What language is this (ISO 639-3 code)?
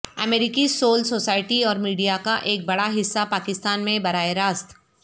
urd